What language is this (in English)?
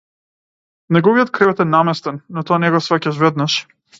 Macedonian